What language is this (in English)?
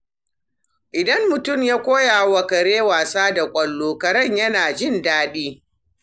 Hausa